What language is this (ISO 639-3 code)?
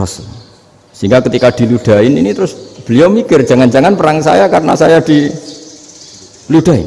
ind